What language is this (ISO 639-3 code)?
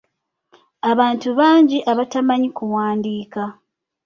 lug